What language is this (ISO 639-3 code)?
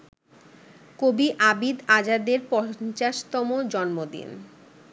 ben